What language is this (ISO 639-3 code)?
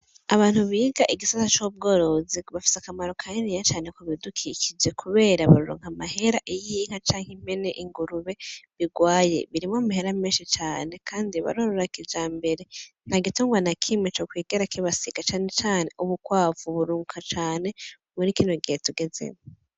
run